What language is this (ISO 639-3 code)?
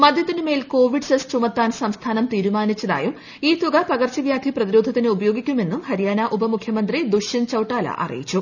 mal